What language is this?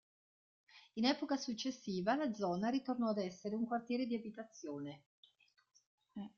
Italian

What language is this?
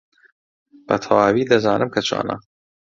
Central Kurdish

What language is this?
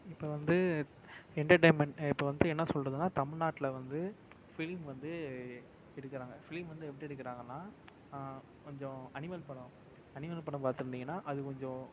Tamil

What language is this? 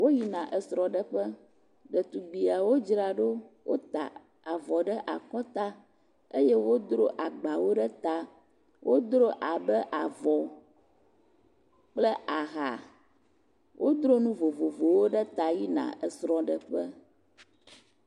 Ewe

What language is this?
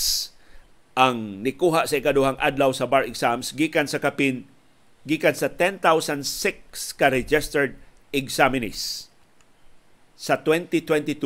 Filipino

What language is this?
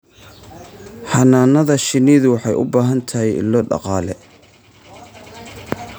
Somali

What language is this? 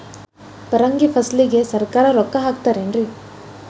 Kannada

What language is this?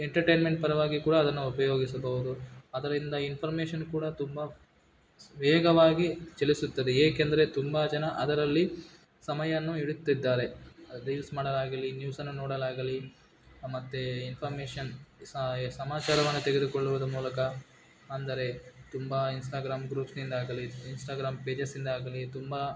Kannada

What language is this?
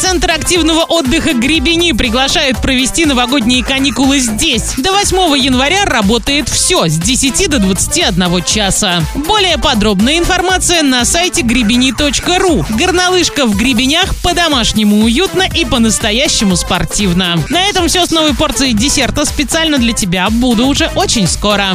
Russian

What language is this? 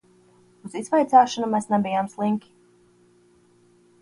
Latvian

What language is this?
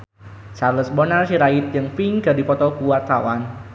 Sundanese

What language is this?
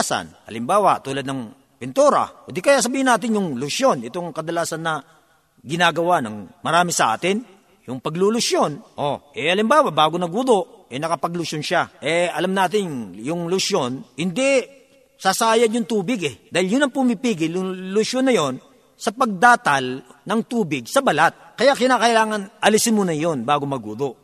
Filipino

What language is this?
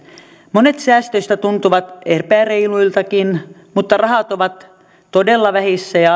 Finnish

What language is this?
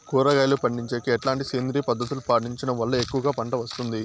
Telugu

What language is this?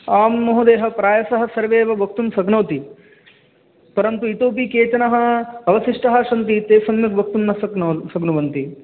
Sanskrit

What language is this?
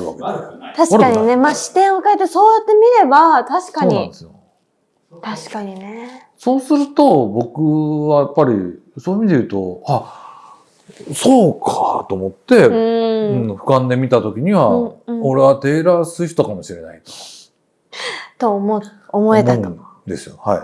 Japanese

